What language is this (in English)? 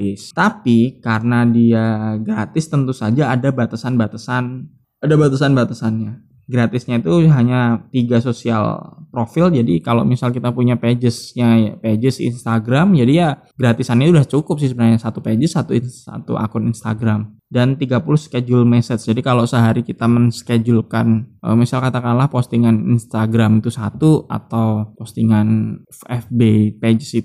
Indonesian